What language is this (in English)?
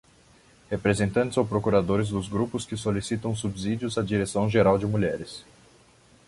Portuguese